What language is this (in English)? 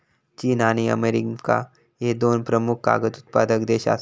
Marathi